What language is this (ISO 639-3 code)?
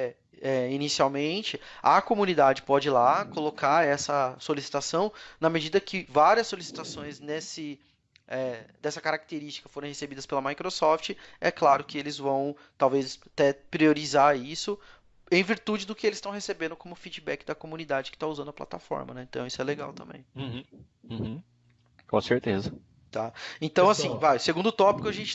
por